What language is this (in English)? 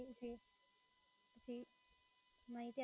Gujarati